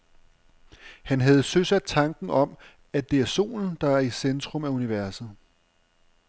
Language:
Danish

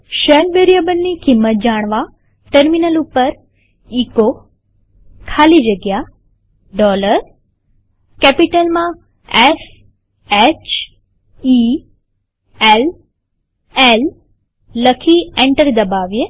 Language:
Gujarati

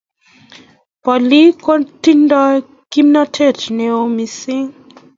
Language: Kalenjin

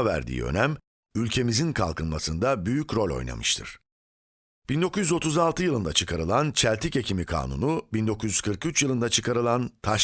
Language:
Turkish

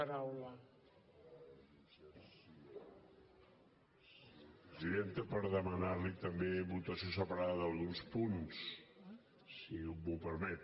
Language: Catalan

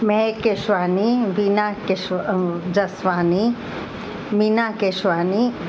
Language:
Sindhi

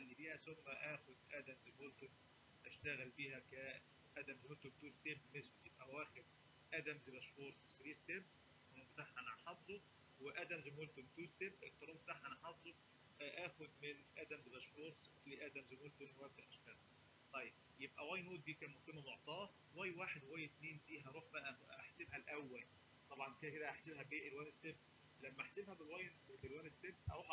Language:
Arabic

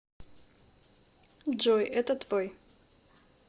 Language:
Russian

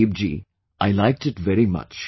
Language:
English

